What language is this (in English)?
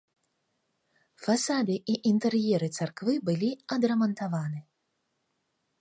Belarusian